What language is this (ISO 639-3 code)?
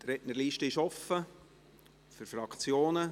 gsw